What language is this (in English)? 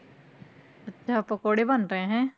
Punjabi